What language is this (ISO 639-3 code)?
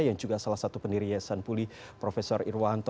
ind